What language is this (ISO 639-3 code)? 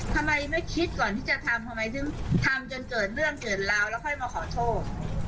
tha